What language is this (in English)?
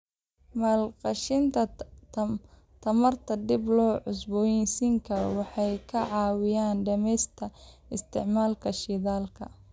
Somali